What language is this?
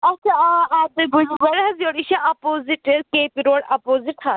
Kashmiri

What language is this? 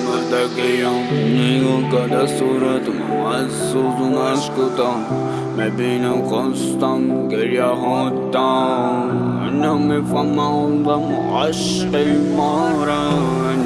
Vietnamese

